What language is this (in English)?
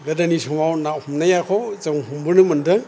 Bodo